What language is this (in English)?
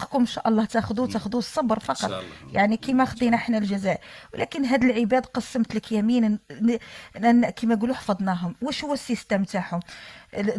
Arabic